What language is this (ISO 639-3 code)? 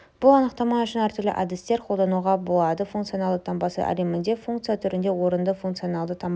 kaz